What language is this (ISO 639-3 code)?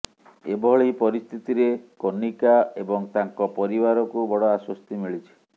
ori